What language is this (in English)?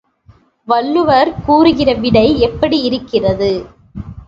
Tamil